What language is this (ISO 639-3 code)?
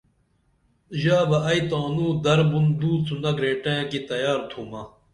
dml